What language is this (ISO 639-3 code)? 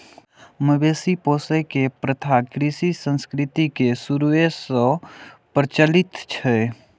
mai